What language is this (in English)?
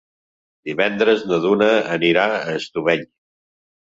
Catalan